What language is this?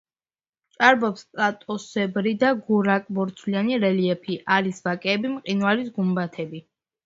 Georgian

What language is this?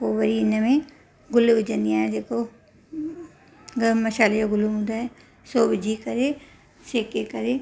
Sindhi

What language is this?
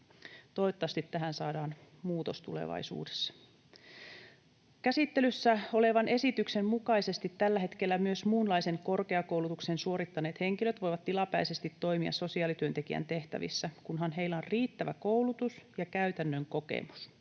Finnish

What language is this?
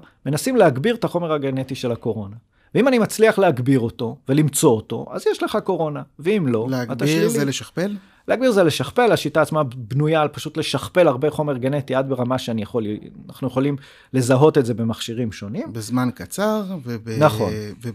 Hebrew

